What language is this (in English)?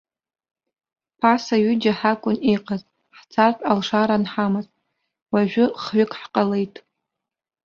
Abkhazian